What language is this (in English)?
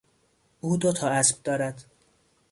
Persian